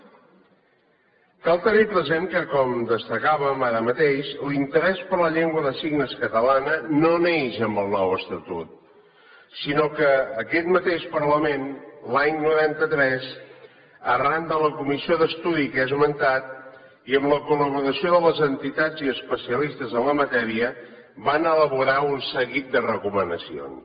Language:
Catalan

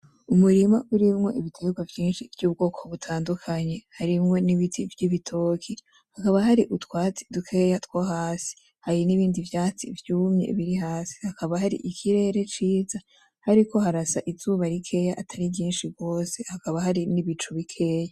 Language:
Rundi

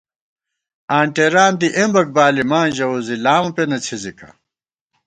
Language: Gawar-Bati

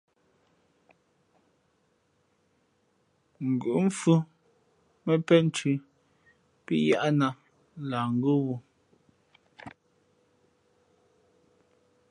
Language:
Fe'fe'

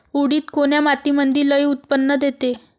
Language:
Marathi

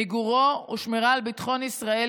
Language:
Hebrew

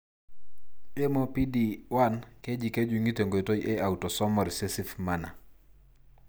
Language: Masai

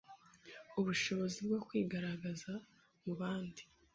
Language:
Kinyarwanda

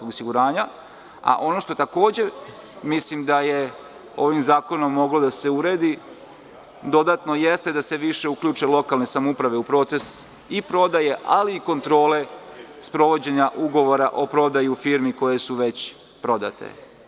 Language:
Serbian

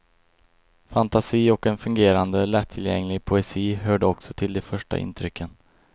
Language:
Swedish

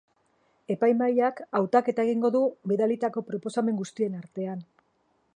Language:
Basque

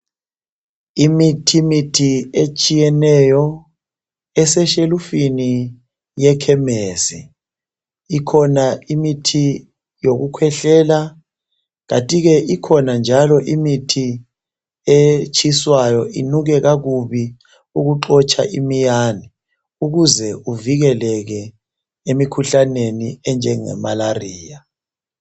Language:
North Ndebele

